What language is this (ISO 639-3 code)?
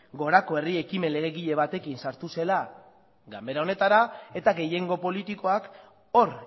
eus